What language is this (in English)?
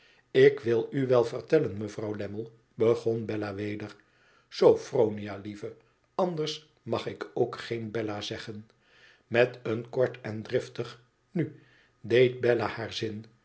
Dutch